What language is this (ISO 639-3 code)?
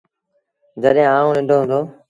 sbn